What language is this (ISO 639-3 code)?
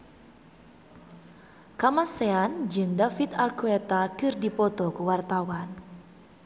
sun